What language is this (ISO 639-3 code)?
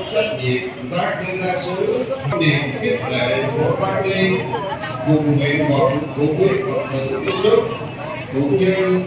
vie